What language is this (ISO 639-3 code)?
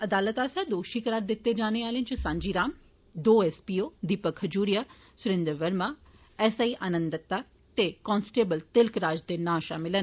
doi